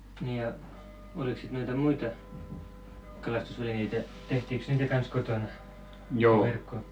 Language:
Finnish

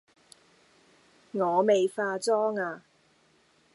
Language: Cantonese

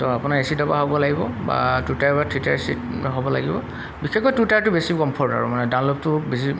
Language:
Assamese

